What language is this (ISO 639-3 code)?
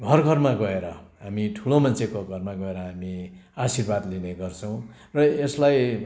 nep